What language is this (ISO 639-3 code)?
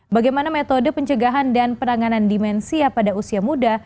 ind